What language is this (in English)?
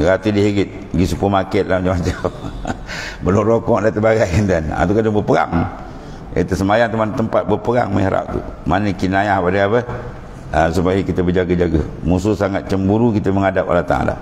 Malay